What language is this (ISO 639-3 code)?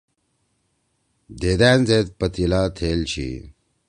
trw